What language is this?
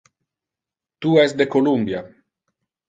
Interlingua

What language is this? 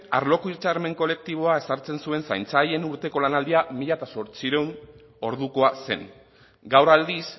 Basque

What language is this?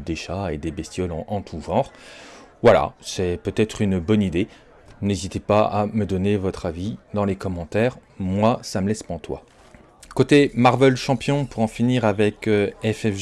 French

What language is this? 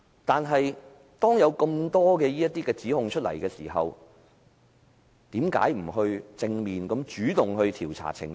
Cantonese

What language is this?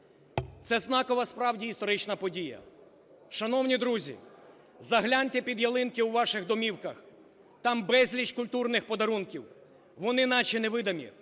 Ukrainian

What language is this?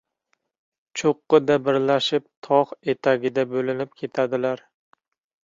Uzbek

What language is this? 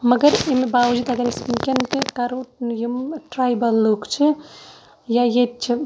Kashmiri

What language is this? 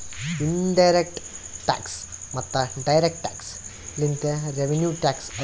Kannada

